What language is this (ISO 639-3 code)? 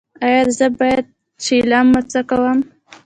pus